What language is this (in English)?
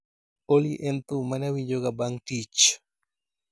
Luo (Kenya and Tanzania)